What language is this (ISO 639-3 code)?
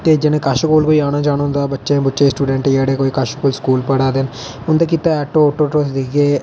doi